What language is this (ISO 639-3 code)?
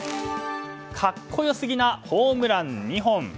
jpn